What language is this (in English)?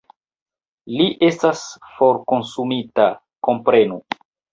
Esperanto